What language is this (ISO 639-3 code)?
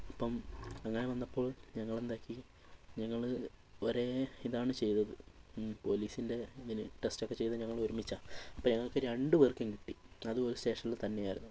mal